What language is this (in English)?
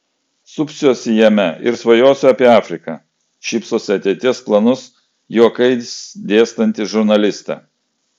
Lithuanian